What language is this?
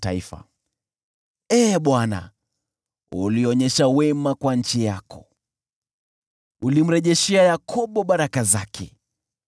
Swahili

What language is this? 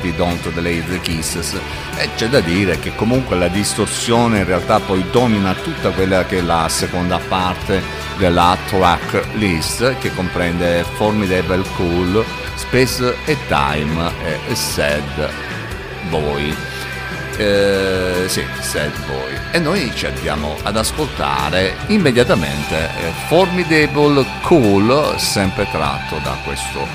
Italian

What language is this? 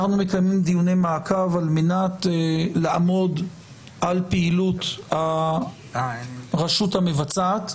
Hebrew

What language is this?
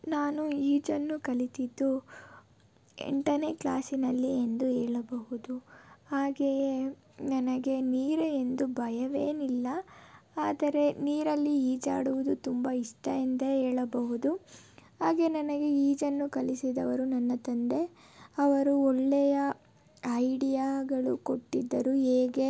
Kannada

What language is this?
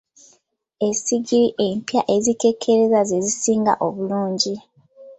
Ganda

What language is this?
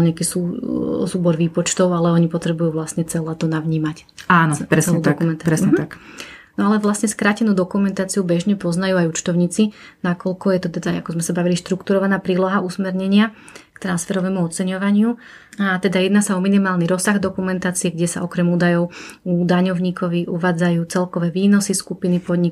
Slovak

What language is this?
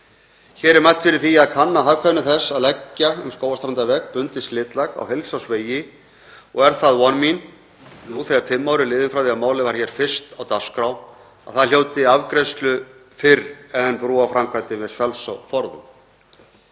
Icelandic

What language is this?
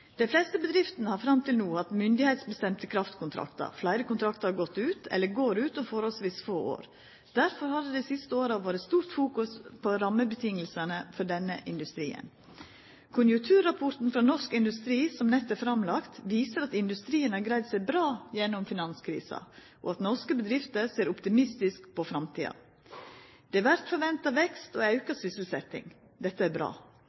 Norwegian Nynorsk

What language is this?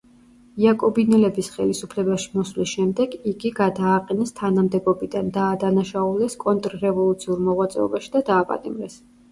Georgian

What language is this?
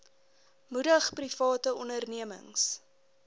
Afrikaans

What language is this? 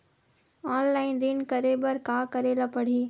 Chhattisgarhi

